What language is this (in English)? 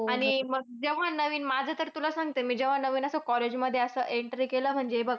Marathi